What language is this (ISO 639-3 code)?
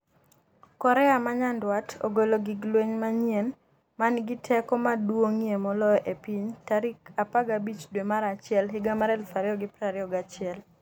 luo